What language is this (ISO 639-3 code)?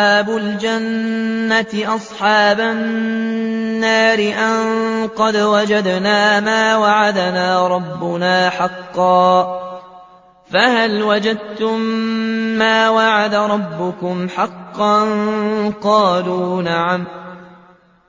ara